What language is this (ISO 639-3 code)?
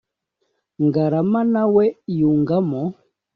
kin